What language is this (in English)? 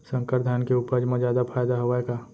Chhattisgarhi